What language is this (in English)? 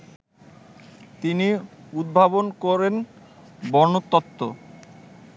Bangla